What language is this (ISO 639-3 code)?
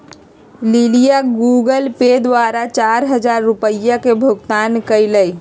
mag